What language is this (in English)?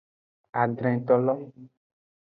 Aja (Benin)